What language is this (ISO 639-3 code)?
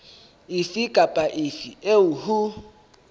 sot